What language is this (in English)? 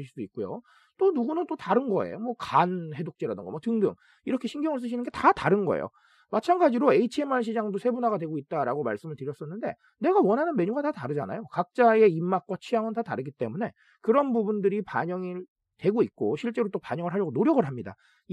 Korean